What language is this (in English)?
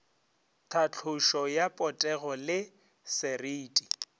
Northern Sotho